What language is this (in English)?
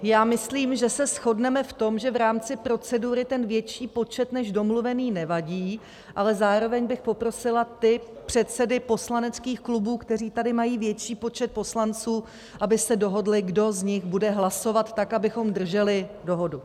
Czech